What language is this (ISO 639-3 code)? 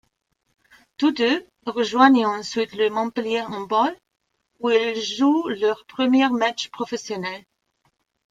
fra